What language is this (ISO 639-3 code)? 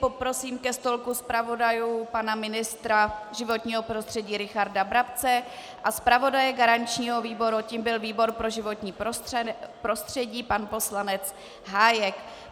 ces